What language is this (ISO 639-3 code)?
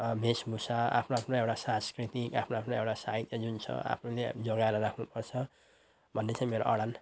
nep